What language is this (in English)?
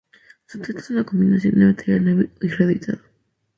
Spanish